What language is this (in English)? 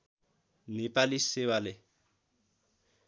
Nepali